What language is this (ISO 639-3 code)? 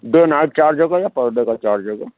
urd